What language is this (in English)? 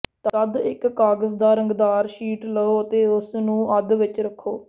Punjabi